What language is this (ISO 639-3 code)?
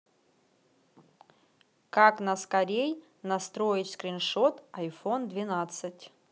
rus